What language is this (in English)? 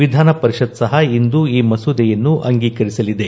Kannada